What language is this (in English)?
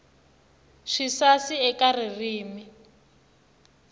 Tsonga